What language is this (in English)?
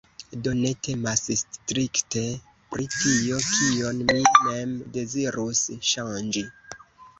Esperanto